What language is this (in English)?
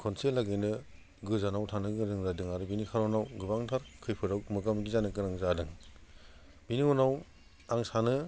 Bodo